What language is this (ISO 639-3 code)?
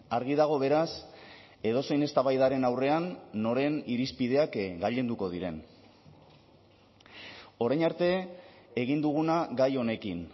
eus